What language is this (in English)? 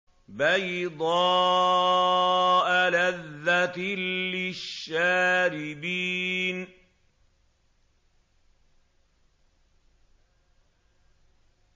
Arabic